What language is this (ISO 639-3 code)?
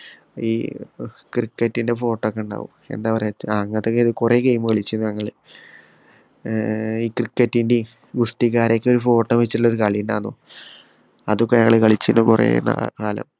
mal